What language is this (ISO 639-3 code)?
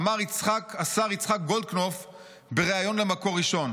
heb